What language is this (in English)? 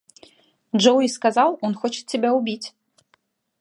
Russian